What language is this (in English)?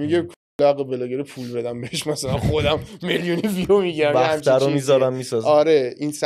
Persian